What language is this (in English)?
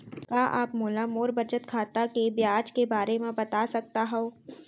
Chhattisgarhi